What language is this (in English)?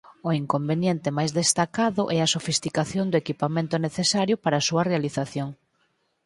Galician